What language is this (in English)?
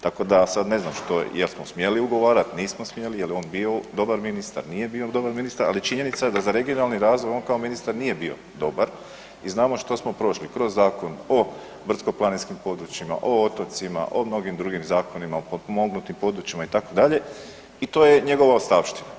Croatian